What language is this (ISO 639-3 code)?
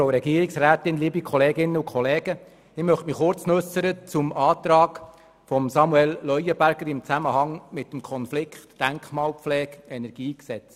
gsw